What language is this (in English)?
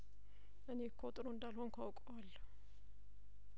Amharic